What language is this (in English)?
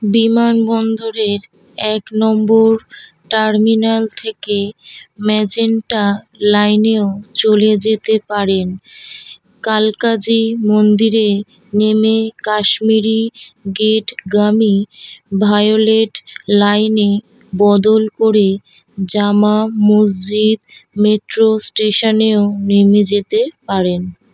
Bangla